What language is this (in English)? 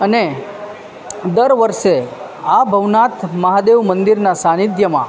Gujarati